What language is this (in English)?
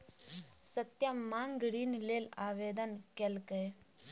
Maithili